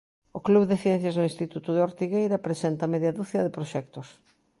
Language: Galician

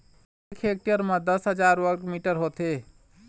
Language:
Chhattisgarhi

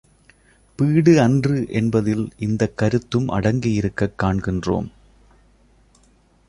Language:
Tamil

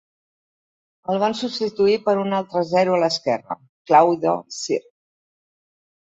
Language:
Catalan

